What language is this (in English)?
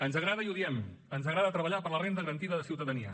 Catalan